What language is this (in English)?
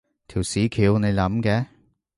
Cantonese